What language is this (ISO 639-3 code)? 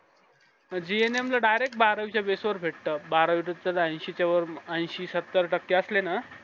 mar